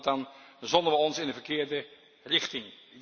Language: Dutch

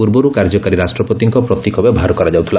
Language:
Odia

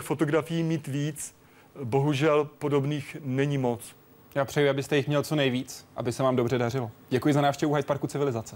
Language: Czech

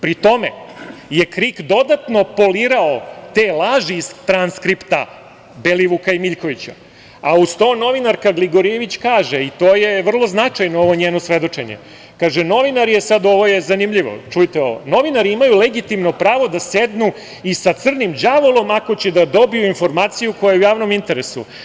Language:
Serbian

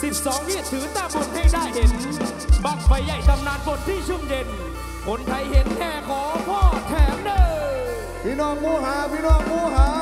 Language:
Thai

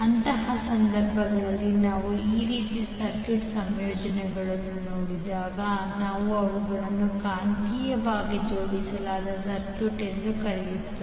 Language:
Kannada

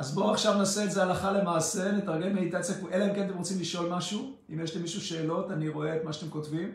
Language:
Hebrew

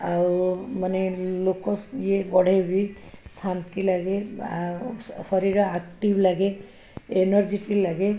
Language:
Odia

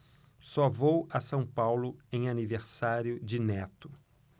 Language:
Portuguese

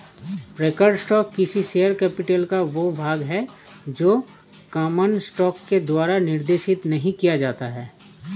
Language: Hindi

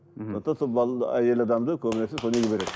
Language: Kazakh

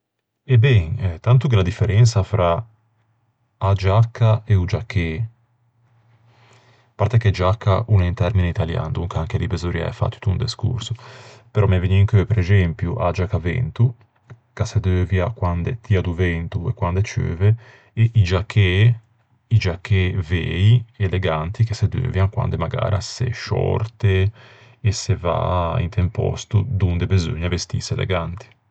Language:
Ligurian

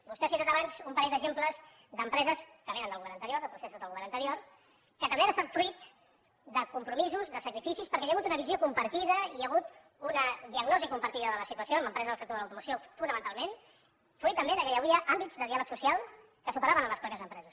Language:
Catalan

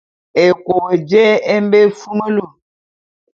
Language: Bulu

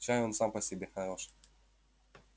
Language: Russian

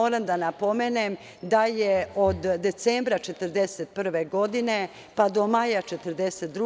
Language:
Serbian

